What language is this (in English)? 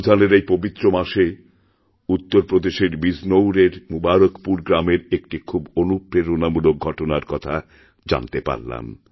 Bangla